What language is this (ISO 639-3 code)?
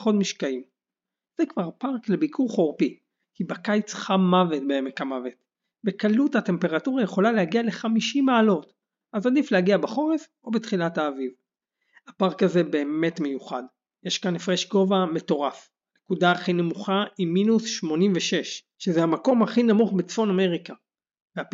heb